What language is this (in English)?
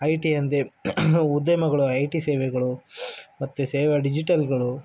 Kannada